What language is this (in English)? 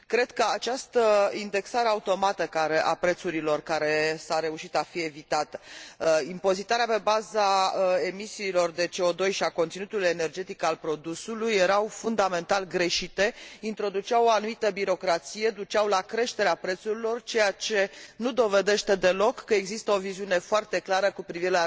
Romanian